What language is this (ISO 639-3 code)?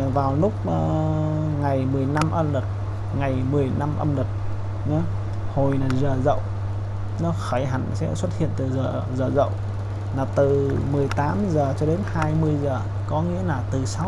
vie